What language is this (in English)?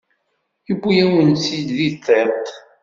Kabyle